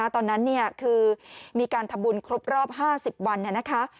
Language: Thai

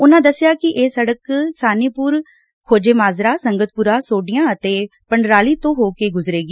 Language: Punjabi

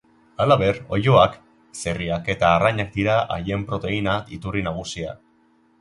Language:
Basque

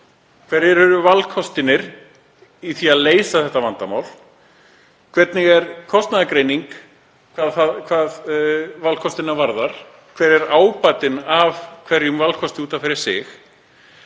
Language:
Icelandic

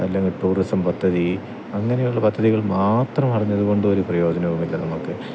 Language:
Malayalam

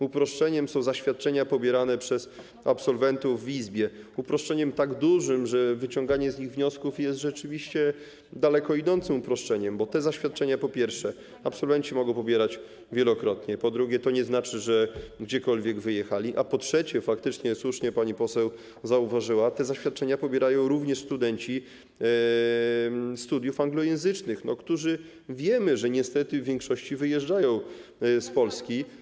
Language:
Polish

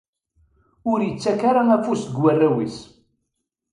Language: Kabyle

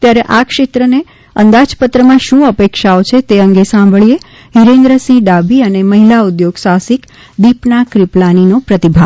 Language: Gujarati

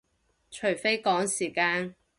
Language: Cantonese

